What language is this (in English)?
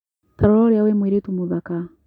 Kikuyu